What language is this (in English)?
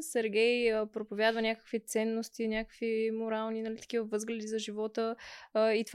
Bulgarian